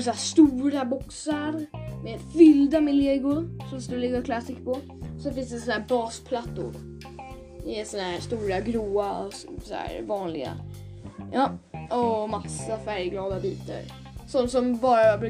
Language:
Swedish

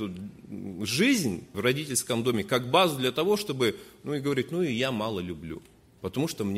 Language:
Russian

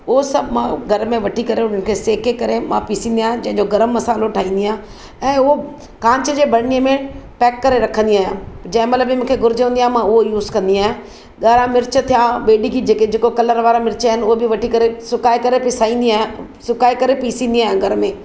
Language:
Sindhi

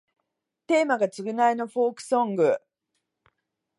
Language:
Japanese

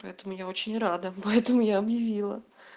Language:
Russian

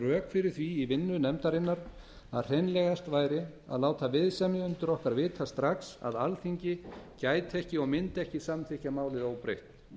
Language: Icelandic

